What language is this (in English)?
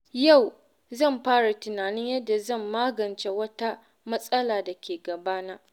Hausa